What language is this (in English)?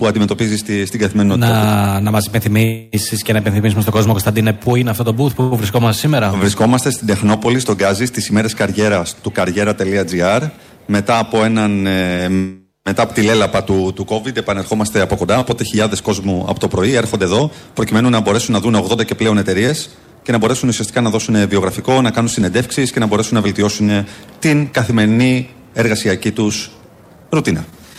Greek